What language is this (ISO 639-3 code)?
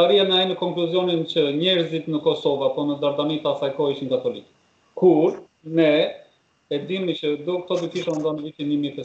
ron